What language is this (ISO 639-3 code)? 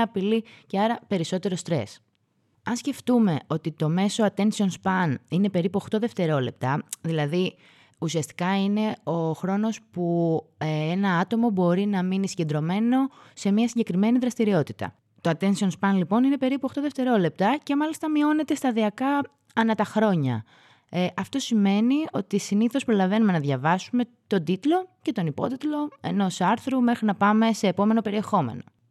ell